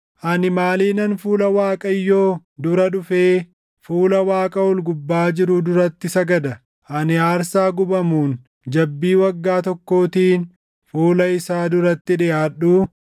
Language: Oromo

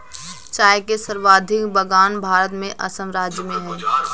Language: Hindi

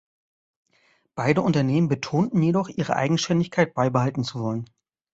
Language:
German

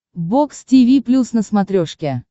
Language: Russian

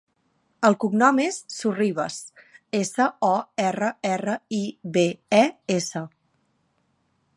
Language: Catalan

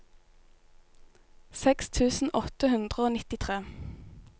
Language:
Norwegian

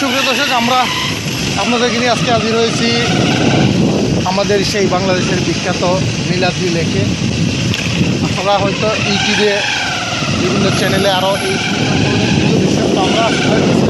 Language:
Polish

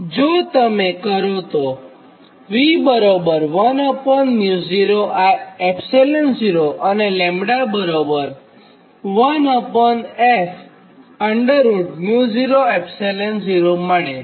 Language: Gujarati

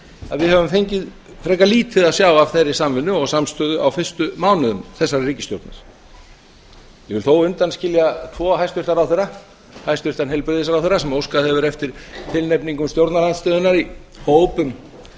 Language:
Icelandic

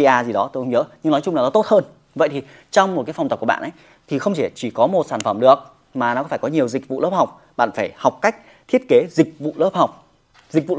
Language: Vietnamese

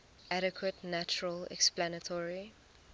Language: English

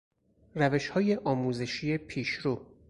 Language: Persian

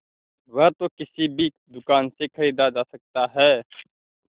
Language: Hindi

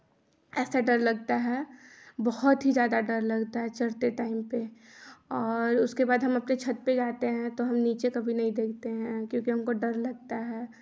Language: Hindi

